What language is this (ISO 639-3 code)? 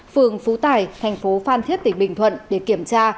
vie